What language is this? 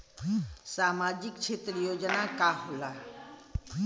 Bhojpuri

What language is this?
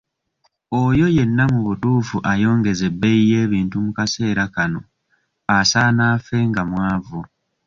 Ganda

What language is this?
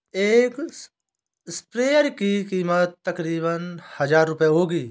Hindi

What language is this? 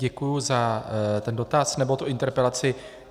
Czech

